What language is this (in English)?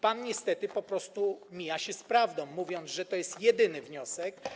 Polish